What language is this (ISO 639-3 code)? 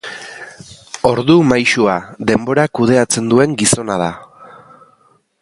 eus